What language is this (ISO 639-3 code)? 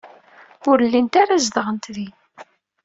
kab